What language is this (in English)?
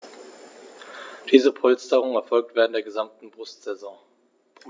German